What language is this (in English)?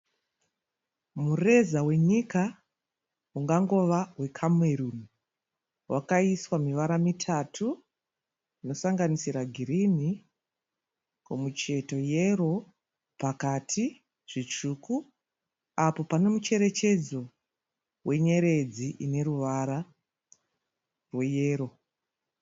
Shona